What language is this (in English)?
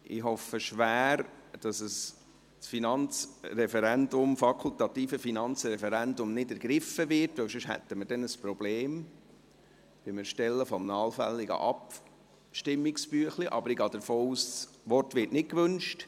Swiss German